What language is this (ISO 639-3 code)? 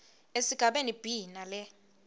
ssw